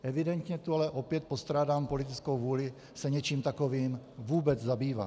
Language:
Czech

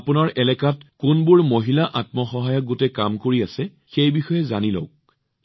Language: Assamese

